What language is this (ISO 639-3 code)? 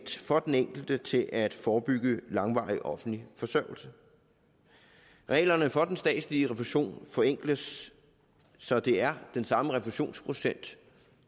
dan